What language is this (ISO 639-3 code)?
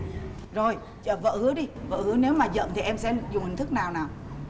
vie